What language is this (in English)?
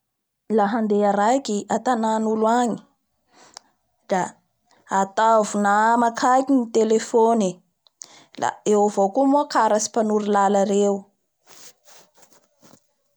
Bara Malagasy